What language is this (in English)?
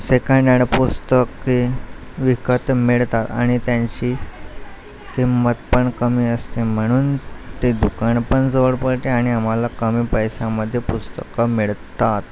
Marathi